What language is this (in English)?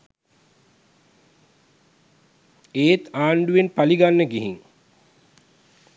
Sinhala